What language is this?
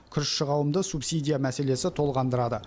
Kazakh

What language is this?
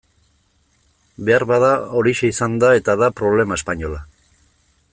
Basque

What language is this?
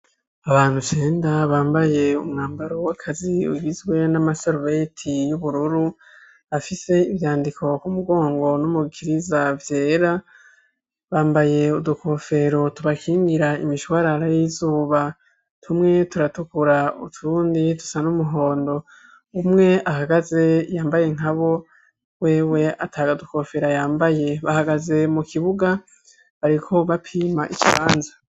Rundi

